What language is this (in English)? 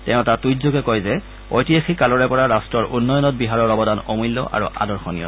Assamese